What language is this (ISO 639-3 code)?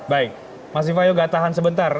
ind